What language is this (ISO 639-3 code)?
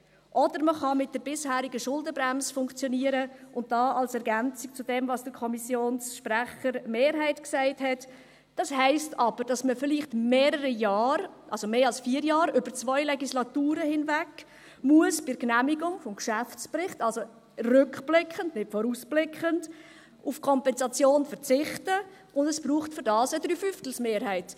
gsw